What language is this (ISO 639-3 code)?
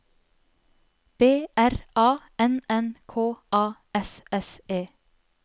nor